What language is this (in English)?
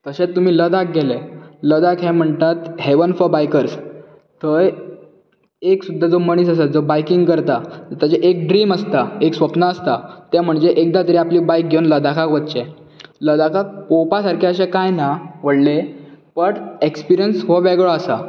Konkani